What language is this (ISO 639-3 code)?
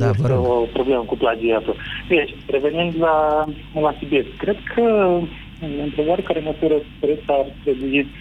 ron